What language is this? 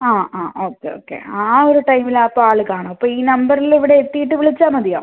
Malayalam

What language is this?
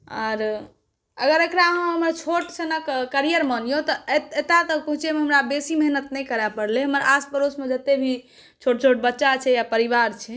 Maithili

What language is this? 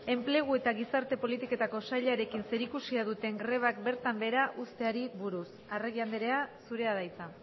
Basque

